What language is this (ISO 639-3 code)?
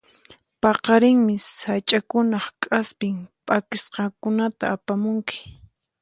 qxp